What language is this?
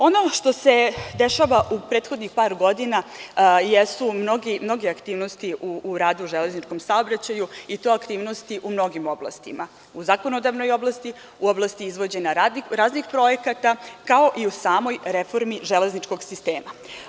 Serbian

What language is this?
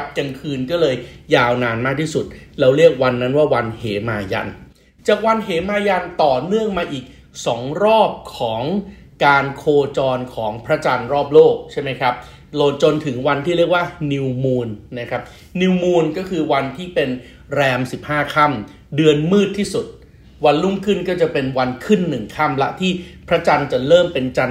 Thai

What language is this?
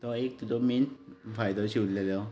Konkani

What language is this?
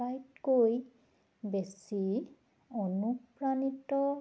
Assamese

